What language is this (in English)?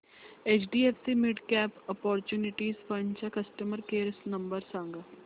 Marathi